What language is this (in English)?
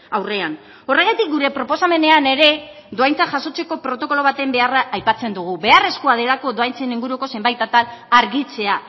Basque